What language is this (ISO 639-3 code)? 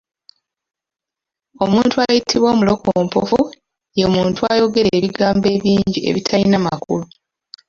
lug